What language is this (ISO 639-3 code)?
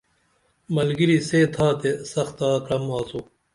dml